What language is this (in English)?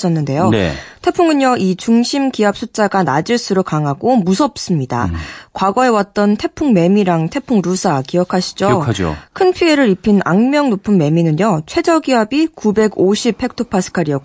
Korean